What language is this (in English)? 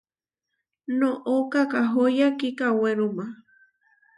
Huarijio